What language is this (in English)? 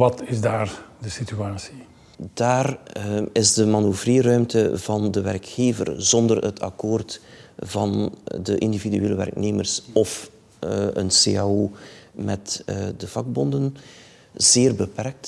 Dutch